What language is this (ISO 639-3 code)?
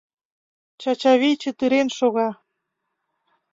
chm